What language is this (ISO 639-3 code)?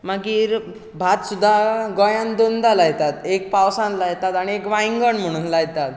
kok